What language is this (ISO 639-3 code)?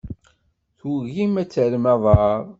kab